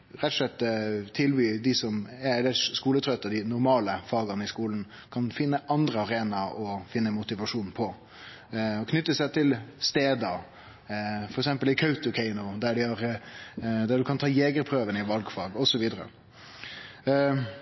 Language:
Norwegian Nynorsk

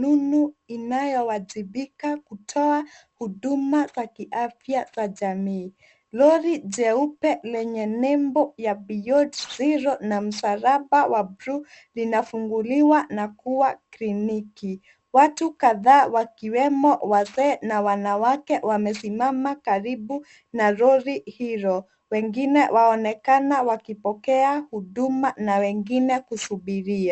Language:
Swahili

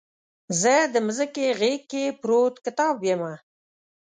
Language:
Pashto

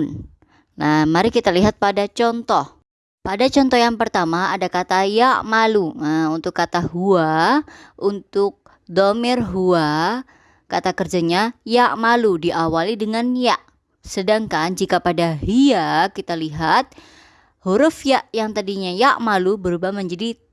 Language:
Indonesian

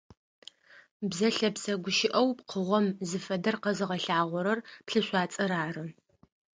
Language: Adyghe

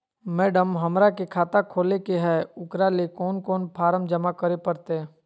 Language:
Magahi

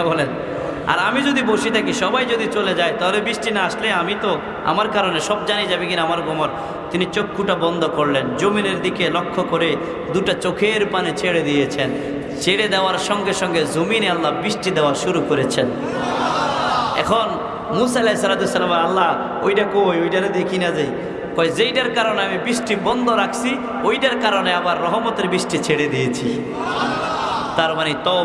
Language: Indonesian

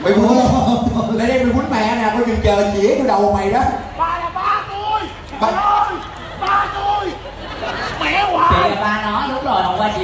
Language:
Vietnamese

